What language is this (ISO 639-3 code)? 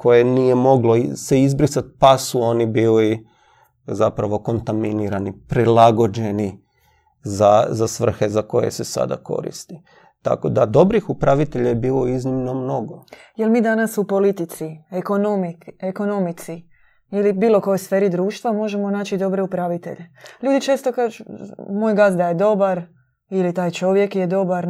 hrv